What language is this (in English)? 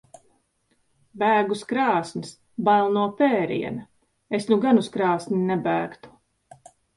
Latvian